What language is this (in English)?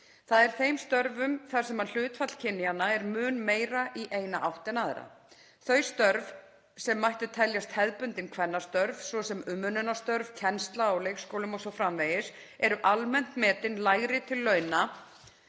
Icelandic